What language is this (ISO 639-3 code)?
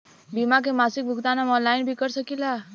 bho